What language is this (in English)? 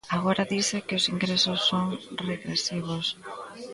Galician